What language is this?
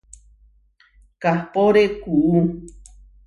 Huarijio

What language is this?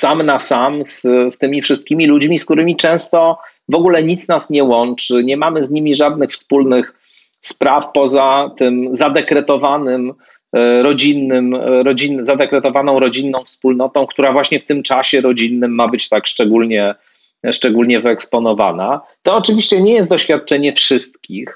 Polish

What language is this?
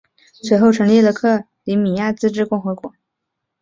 Chinese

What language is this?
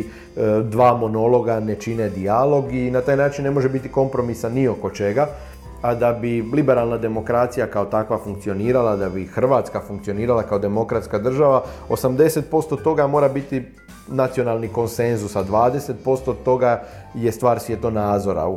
Croatian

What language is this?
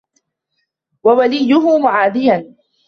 Arabic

